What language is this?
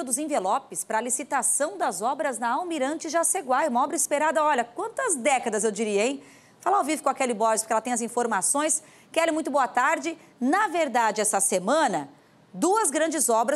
Portuguese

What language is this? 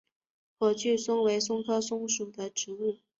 Chinese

